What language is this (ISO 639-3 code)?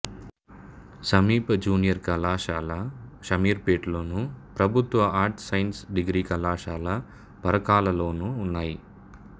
tel